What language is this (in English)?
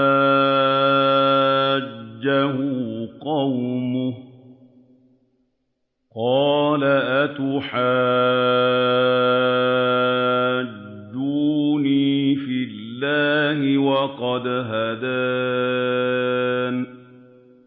Arabic